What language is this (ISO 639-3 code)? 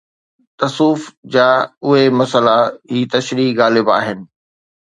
snd